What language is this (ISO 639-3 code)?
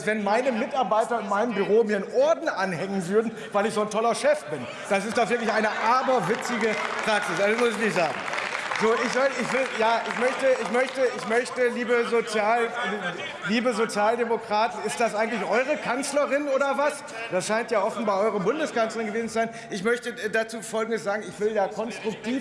deu